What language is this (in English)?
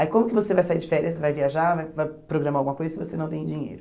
Portuguese